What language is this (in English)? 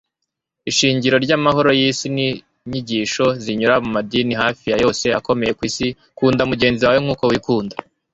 Kinyarwanda